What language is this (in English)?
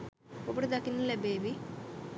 Sinhala